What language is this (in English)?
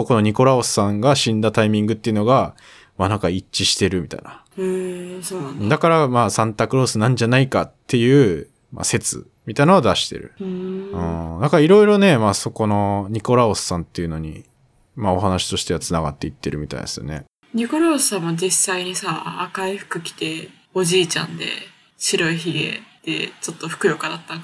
Japanese